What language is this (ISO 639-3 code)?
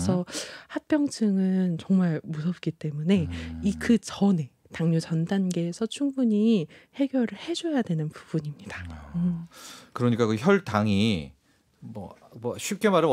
kor